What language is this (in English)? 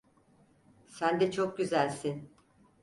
Turkish